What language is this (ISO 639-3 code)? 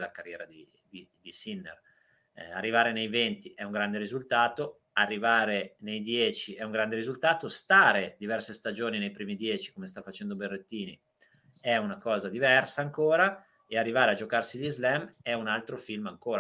ita